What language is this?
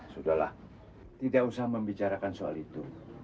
Indonesian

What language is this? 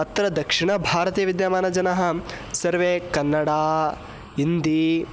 Sanskrit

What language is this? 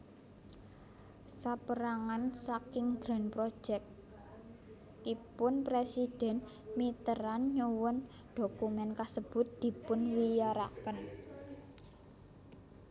Javanese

